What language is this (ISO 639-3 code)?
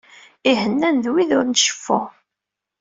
kab